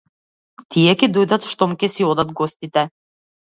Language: Macedonian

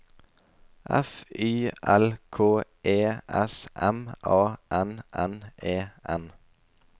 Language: Norwegian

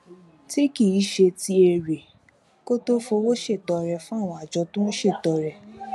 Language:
Yoruba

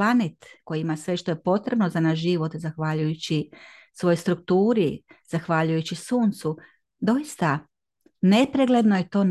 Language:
Croatian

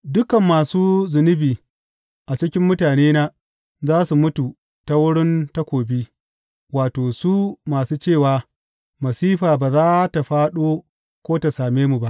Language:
Hausa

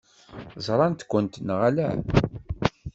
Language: Kabyle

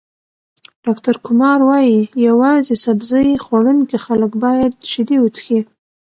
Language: Pashto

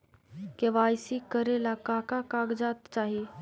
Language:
Magahi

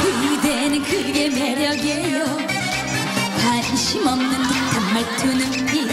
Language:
Korean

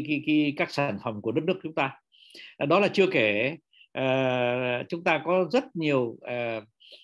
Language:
Vietnamese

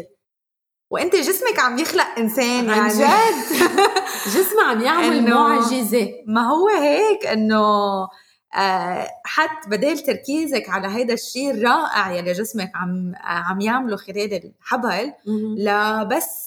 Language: Arabic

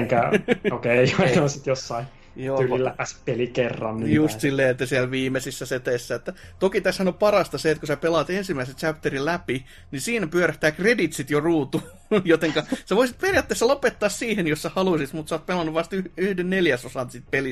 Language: Finnish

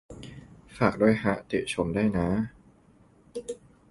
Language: Thai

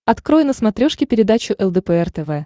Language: Russian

